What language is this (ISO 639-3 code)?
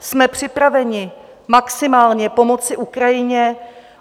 ces